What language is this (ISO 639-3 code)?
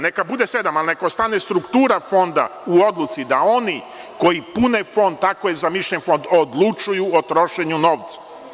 srp